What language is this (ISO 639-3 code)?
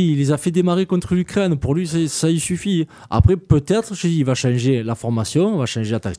fra